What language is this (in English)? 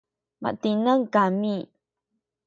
Sakizaya